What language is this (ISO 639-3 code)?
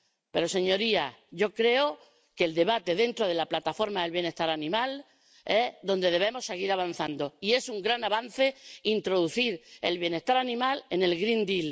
spa